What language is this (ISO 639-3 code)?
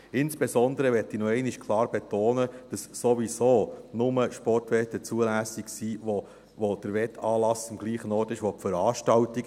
gsw